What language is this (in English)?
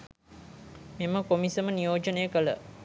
Sinhala